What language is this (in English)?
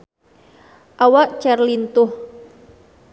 Sundanese